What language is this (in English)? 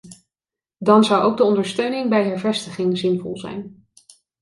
Dutch